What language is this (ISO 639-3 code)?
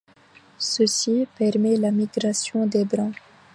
fra